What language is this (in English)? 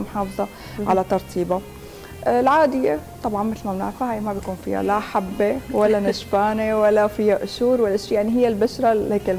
Arabic